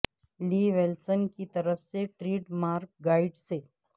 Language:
Urdu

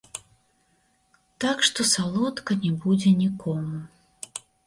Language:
Belarusian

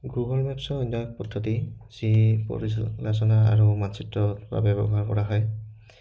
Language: Assamese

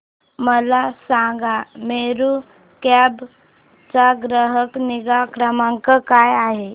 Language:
Marathi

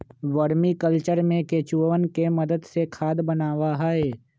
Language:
Magahi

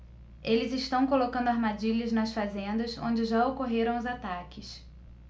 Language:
Portuguese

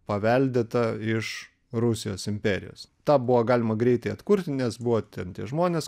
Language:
Lithuanian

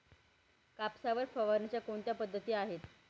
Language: Marathi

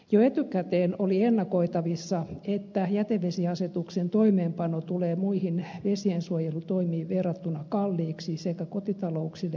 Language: Finnish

